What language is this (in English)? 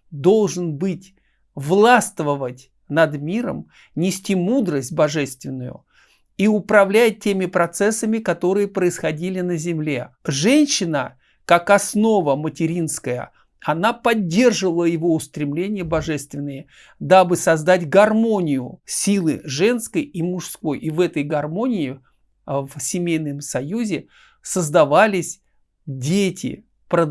Russian